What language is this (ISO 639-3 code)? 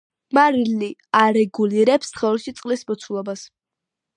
kat